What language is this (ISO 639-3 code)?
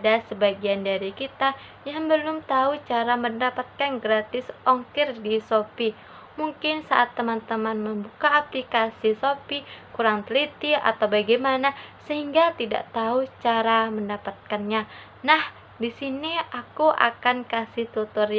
ind